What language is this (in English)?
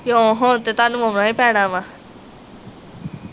Punjabi